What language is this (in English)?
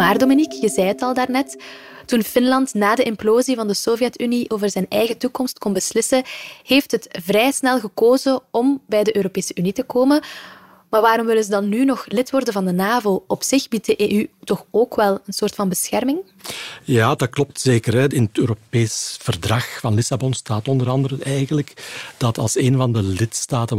Dutch